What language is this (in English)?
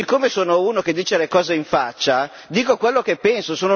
Italian